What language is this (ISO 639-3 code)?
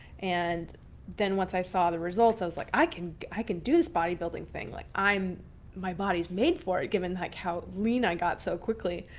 eng